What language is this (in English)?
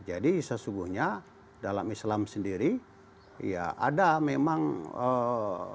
Indonesian